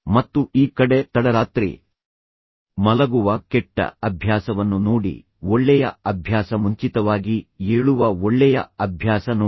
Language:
Kannada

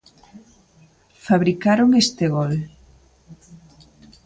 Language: Galician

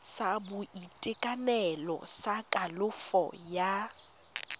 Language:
Tswana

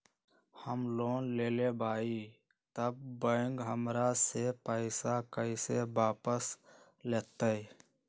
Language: Magahi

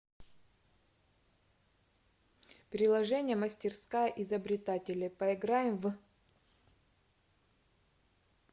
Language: Russian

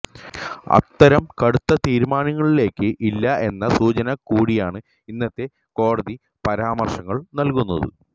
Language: Malayalam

